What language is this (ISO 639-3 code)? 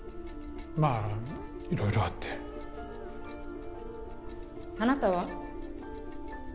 jpn